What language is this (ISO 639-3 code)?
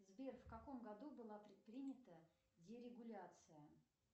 rus